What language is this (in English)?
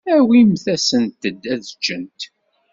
Kabyle